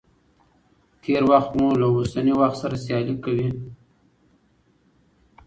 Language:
Pashto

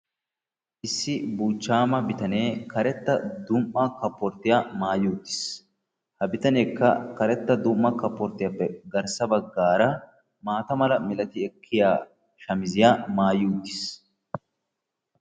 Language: Wolaytta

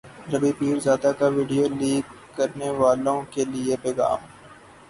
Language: Urdu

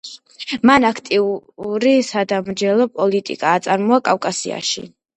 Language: Georgian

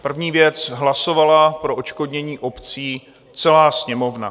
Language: Czech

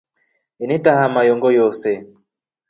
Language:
Rombo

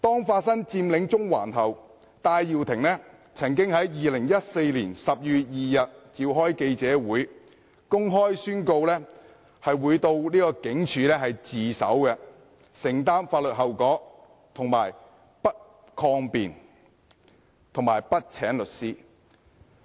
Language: Cantonese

